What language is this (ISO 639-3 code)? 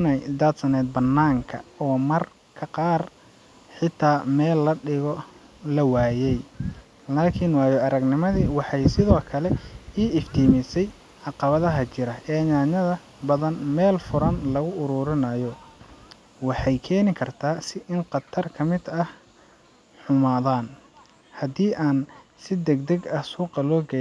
som